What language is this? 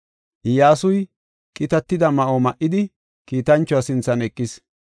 Gofa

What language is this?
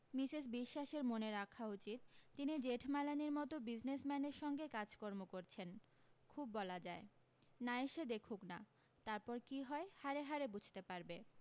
Bangla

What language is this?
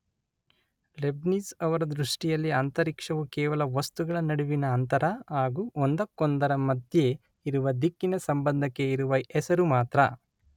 Kannada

